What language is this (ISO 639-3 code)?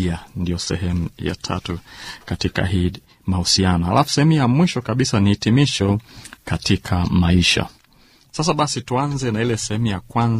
swa